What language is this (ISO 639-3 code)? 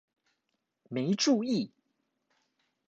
zho